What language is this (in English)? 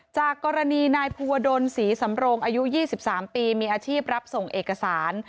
Thai